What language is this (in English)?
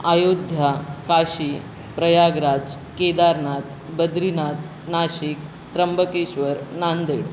Marathi